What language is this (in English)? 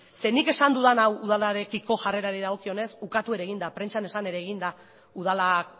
Basque